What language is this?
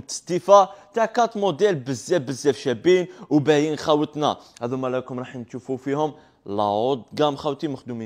Arabic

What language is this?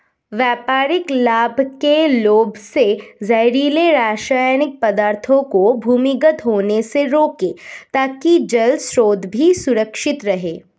Hindi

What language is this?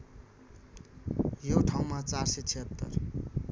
Nepali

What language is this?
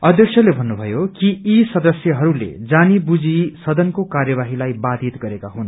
Nepali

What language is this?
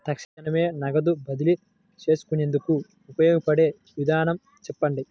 Telugu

